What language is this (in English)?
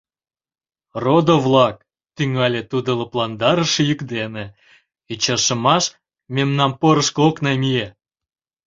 Mari